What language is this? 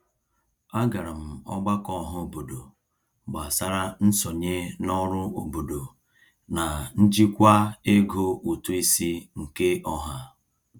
Igbo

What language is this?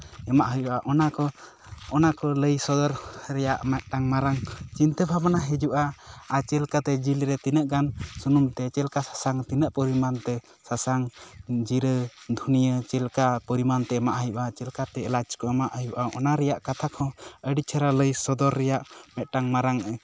Santali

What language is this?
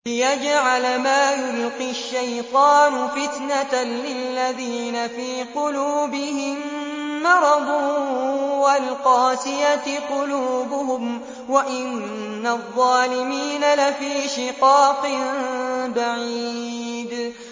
Arabic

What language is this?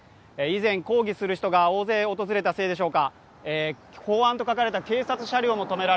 Japanese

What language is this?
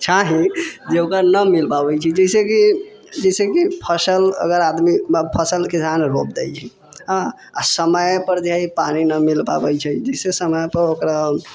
Maithili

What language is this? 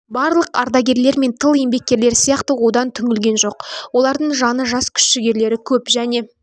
Kazakh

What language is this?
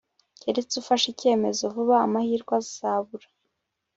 Kinyarwanda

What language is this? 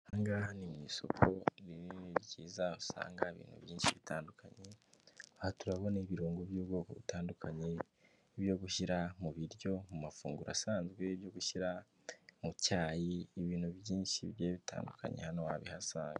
Kinyarwanda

